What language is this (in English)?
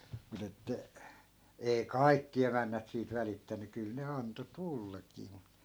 Finnish